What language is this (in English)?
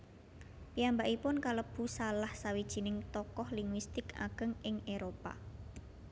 Javanese